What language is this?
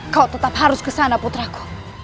Indonesian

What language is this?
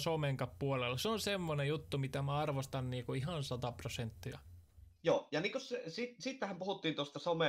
Finnish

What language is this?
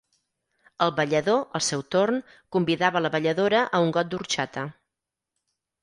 Catalan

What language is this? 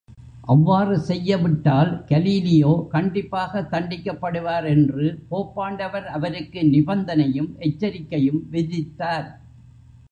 Tamil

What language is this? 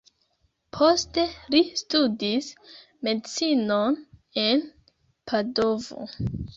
Esperanto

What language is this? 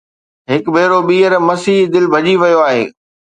Sindhi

